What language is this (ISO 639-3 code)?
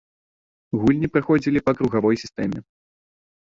bel